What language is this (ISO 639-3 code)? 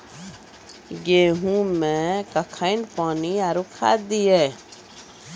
mai